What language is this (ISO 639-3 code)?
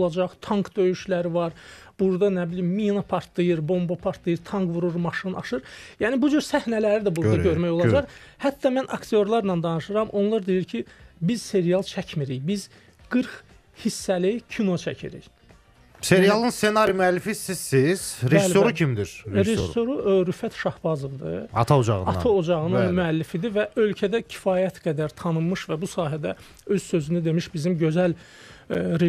tur